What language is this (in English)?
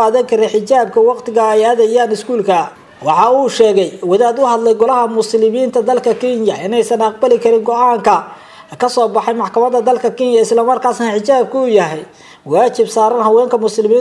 Arabic